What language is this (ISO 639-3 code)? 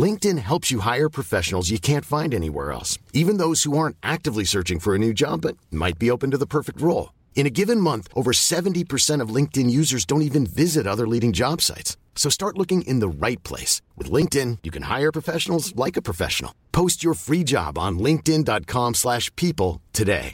urd